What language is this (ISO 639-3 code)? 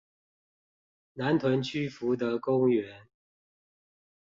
zho